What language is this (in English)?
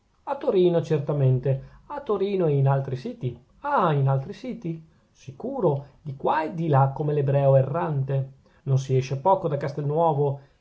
Italian